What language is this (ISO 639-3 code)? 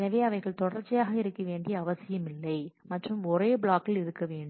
tam